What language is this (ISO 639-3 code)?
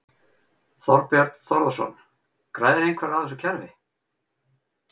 isl